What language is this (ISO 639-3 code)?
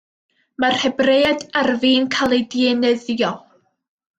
cym